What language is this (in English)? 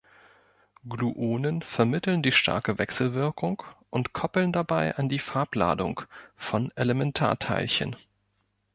German